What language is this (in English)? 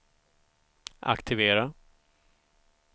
Swedish